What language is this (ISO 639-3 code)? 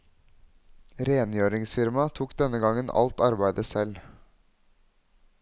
nor